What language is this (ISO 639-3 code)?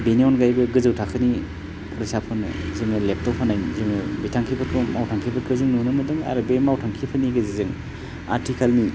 brx